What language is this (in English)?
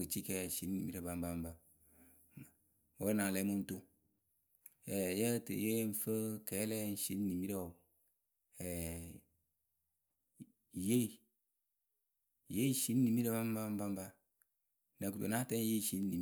Akebu